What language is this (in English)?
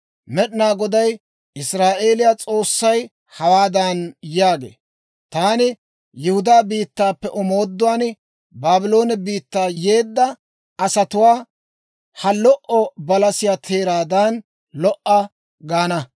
Dawro